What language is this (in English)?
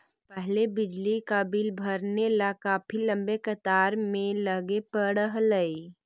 Magahi